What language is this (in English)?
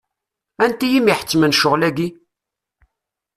Kabyle